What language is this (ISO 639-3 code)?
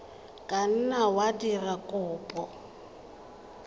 tsn